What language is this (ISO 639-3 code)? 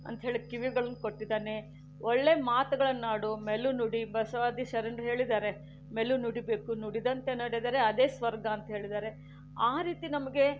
kan